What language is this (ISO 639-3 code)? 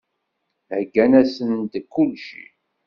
kab